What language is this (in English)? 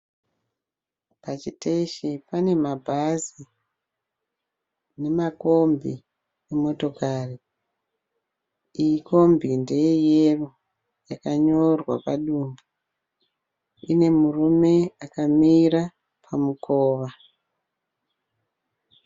Shona